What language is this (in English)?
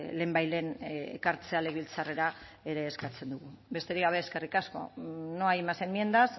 Basque